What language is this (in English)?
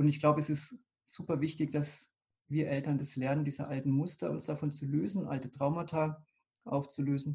German